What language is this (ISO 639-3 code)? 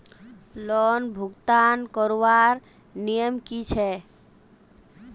mag